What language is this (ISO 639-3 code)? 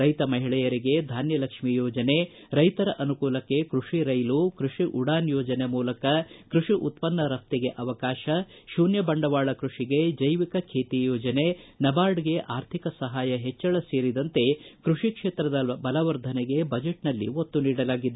kan